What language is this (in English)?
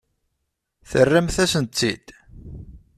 Kabyle